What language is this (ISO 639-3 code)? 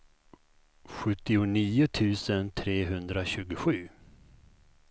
swe